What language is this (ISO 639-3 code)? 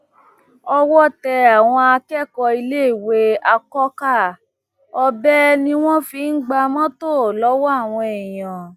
yor